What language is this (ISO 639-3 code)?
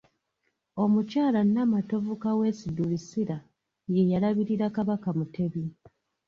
lug